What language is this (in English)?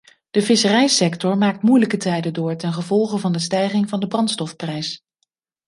Dutch